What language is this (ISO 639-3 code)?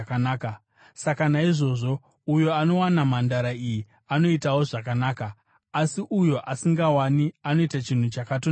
sna